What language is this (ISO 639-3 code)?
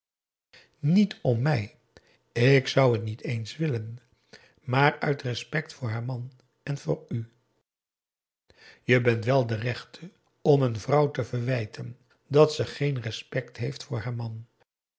nld